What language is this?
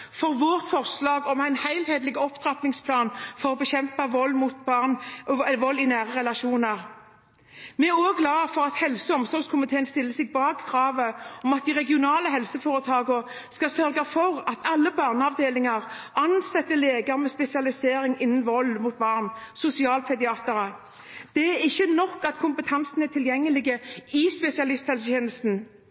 Norwegian Bokmål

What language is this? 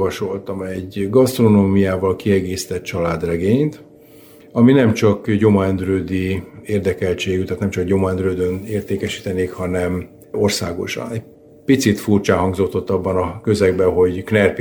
Hungarian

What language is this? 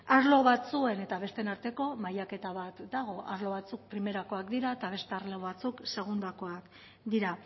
Basque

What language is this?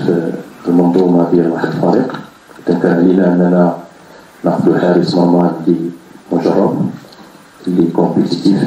Arabic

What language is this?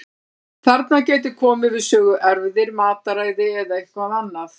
Icelandic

